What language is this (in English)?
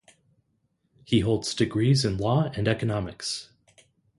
English